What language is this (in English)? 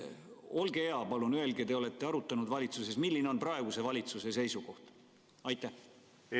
Estonian